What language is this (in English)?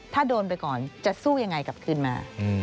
Thai